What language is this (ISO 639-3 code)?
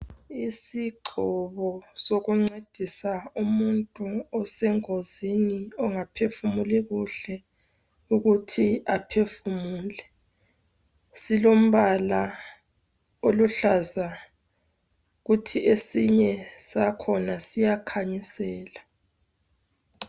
nde